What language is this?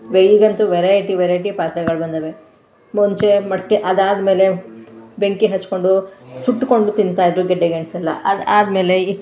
Kannada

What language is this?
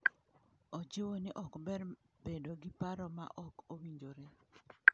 Luo (Kenya and Tanzania)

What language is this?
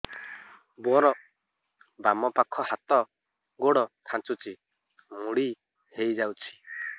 Odia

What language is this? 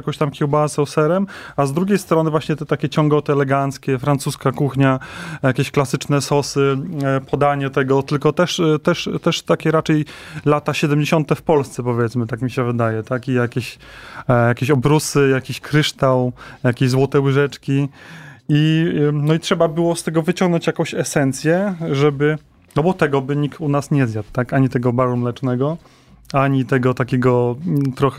Polish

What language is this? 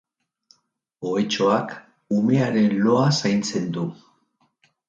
Basque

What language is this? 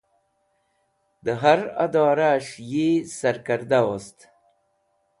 Wakhi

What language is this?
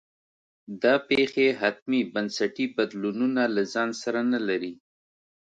Pashto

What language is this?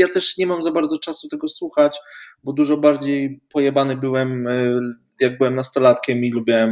Polish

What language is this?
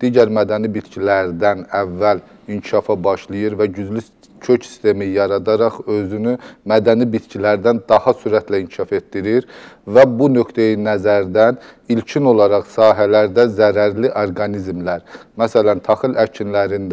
Turkish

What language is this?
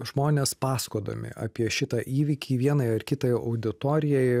Lithuanian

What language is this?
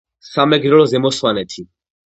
Georgian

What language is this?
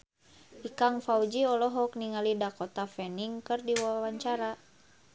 Sundanese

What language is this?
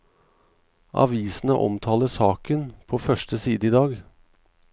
Norwegian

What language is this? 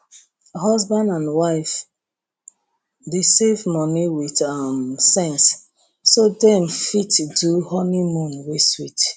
Nigerian Pidgin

